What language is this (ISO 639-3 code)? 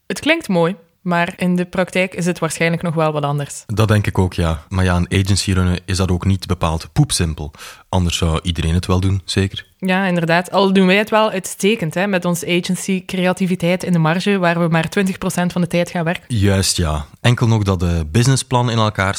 nld